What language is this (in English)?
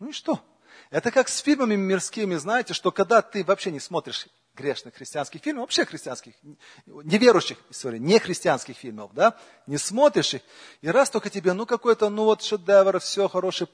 Russian